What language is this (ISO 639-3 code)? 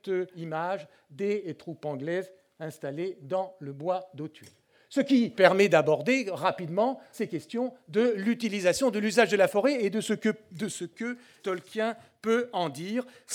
fra